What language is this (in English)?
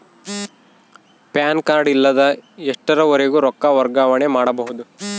Kannada